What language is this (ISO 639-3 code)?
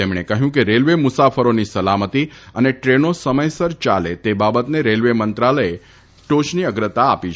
guj